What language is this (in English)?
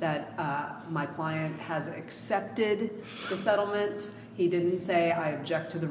English